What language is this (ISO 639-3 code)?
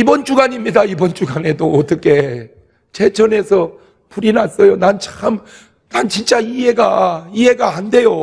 kor